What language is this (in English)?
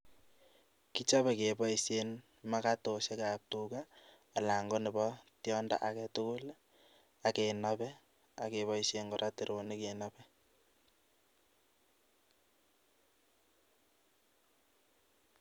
Kalenjin